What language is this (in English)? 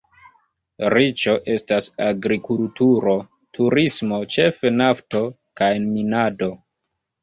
Esperanto